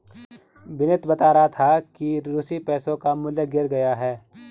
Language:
Hindi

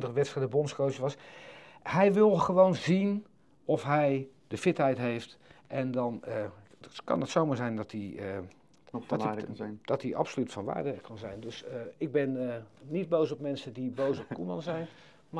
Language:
Dutch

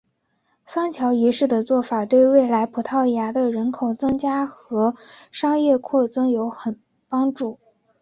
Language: Chinese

